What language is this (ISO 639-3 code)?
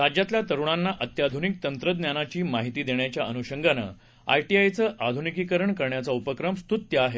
mar